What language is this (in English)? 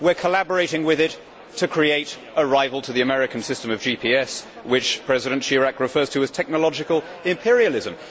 English